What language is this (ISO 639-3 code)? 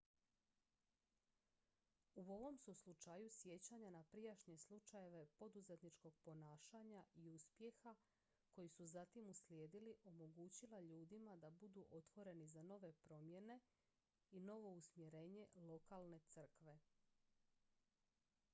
hrv